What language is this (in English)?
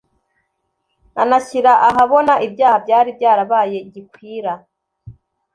Kinyarwanda